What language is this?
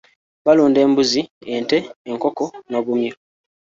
Ganda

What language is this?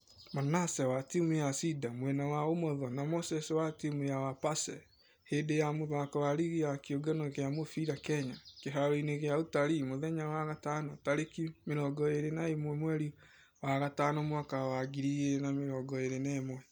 Kikuyu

